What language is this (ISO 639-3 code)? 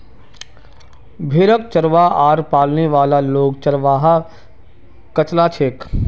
mag